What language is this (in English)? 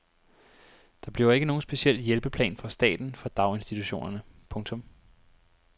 Danish